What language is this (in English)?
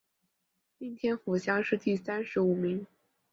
Chinese